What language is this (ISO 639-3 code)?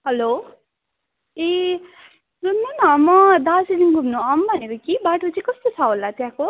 nep